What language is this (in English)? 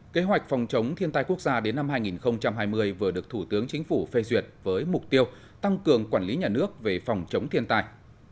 Vietnamese